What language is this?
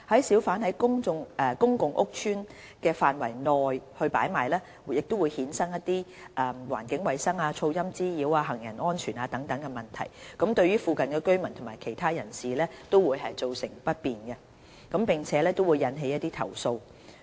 Cantonese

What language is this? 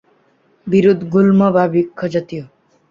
Bangla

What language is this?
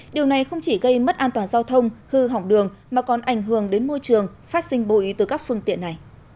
Vietnamese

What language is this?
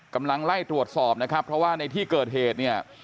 Thai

